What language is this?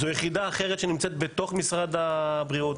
Hebrew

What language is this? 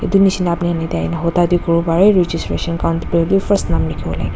Naga Pidgin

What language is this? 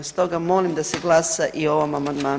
Croatian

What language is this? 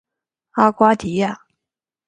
Chinese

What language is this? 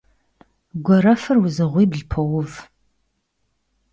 Kabardian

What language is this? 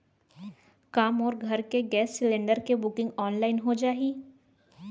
Chhattisgarhi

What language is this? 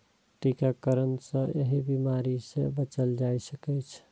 Maithili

